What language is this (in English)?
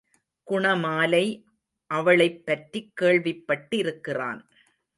Tamil